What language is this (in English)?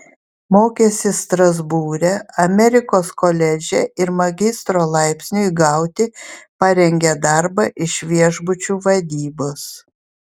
Lithuanian